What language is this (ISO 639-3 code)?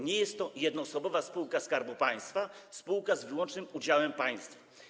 pol